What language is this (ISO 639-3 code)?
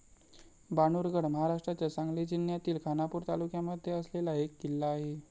mar